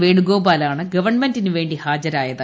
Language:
Malayalam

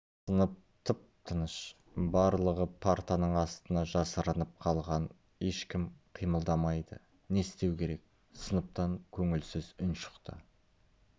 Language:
Kazakh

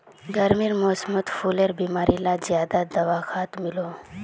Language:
Magahi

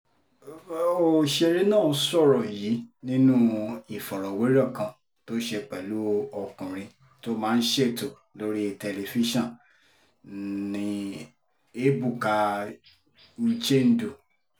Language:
Yoruba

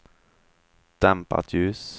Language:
Swedish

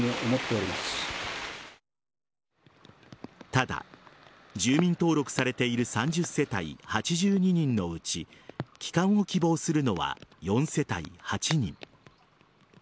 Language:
Japanese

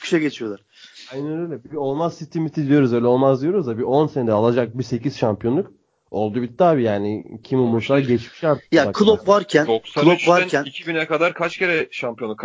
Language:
Turkish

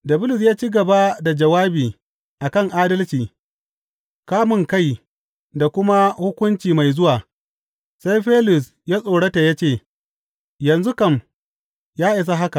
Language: Hausa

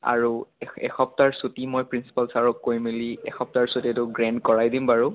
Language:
Assamese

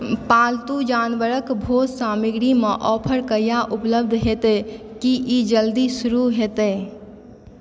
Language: Maithili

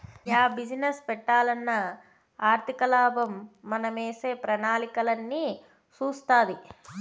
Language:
Telugu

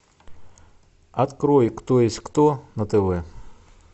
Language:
Russian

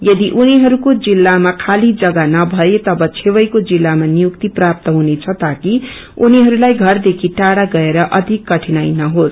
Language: Nepali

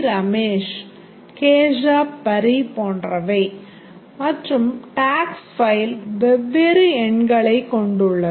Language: Tamil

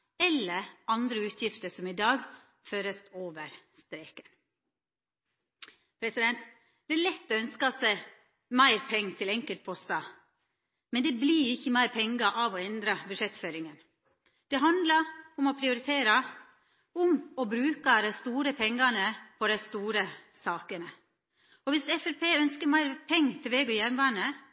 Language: Norwegian Nynorsk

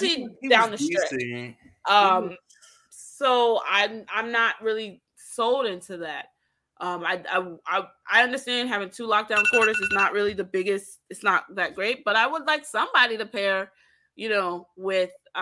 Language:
English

